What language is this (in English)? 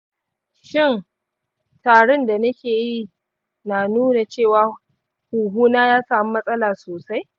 Hausa